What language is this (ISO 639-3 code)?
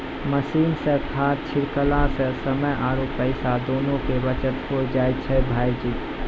mai